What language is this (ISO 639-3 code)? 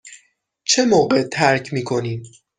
fas